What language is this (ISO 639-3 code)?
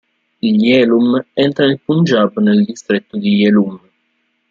ita